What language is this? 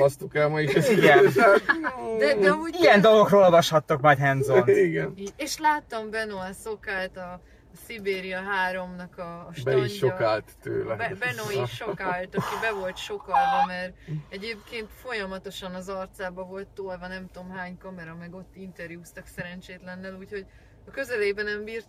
Hungarian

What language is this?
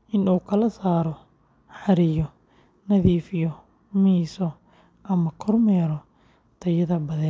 Somali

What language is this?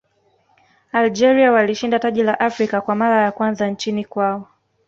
Swahili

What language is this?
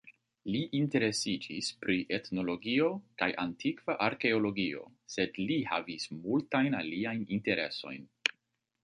Esperanto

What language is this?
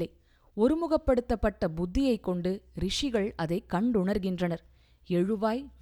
Tamil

